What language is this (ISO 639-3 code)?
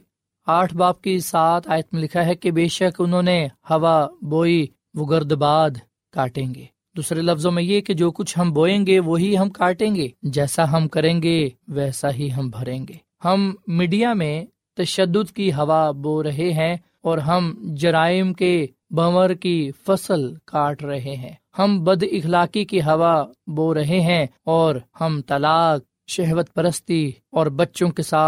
urd